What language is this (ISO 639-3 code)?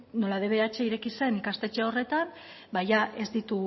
eus